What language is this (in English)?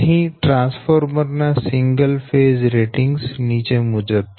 Gujarati